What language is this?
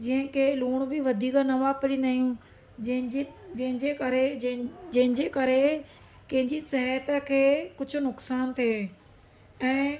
Sindhi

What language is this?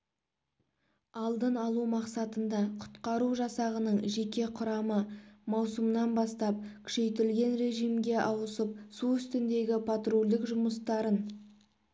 Kazakh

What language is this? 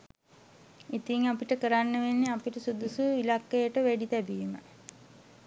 Sinhala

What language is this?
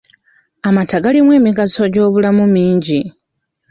Ganda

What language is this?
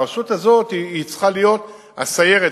Hebrew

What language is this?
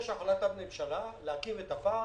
Hebrew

